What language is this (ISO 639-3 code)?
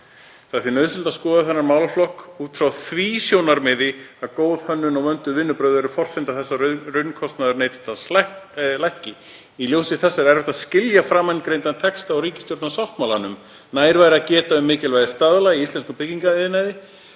isl